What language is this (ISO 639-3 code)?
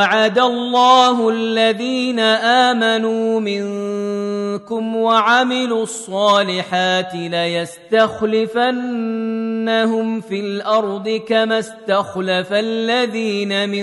ara